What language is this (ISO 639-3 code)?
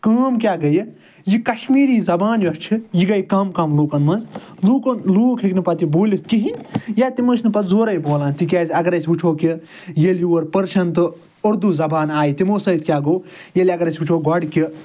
kas